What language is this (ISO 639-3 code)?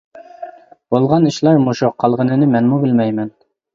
uig